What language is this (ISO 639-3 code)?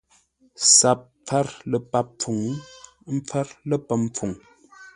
nla